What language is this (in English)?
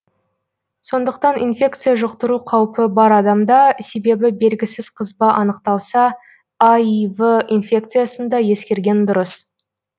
Kazakh